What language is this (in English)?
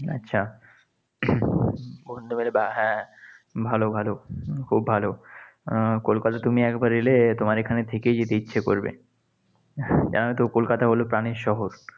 Bangla